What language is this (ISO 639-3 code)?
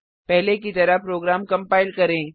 hin